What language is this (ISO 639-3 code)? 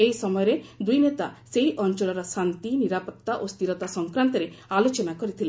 ori